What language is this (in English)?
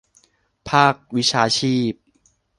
Thai